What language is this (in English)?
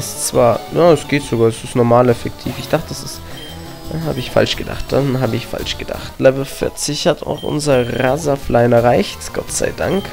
German